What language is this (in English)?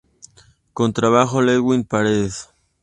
Spanish